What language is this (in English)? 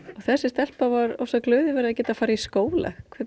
Icelandic